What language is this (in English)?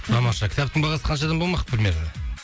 Kazakh